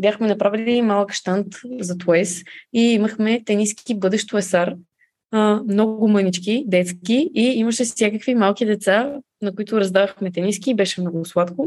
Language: Bulgarian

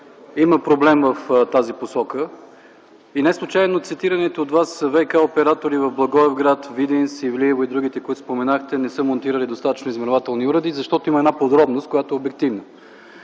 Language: Bulgarian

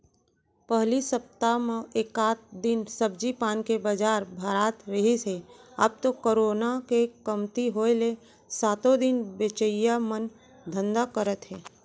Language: Chhattisgarhi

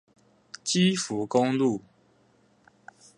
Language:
Chinese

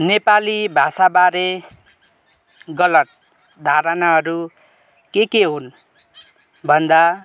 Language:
Nepali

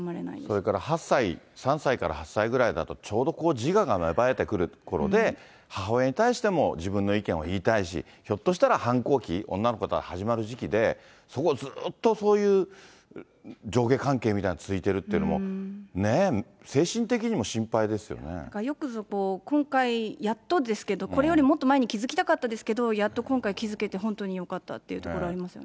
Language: Japanese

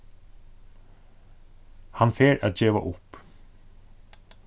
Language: Faroese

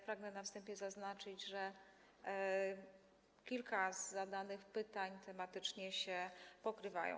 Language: Polish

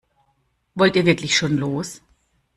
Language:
German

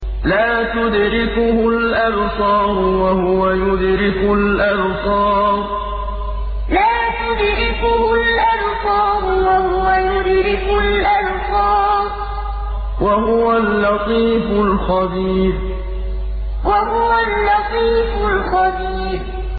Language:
Arabic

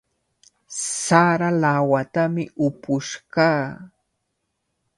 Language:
Cajatambo North Lima Quechua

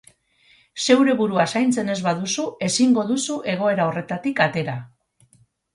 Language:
Basque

